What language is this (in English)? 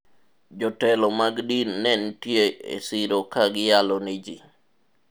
Luo (Kenya and Tanzania)